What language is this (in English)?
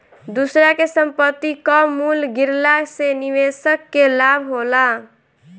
Bhojpuri